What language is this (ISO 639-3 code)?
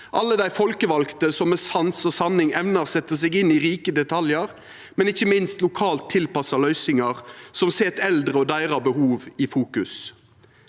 nor